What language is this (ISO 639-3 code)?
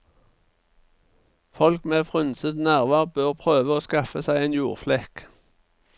nor